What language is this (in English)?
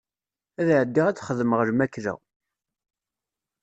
Kabyle